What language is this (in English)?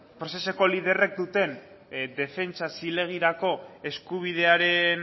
Basque